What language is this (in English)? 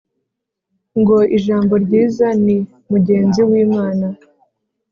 Kinyarwanda